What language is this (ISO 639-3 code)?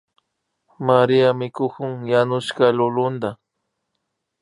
qvi